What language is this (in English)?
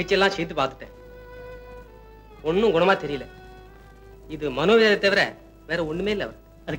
Tamil